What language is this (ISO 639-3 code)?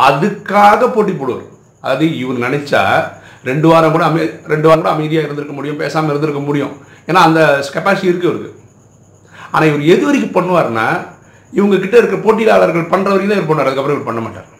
tam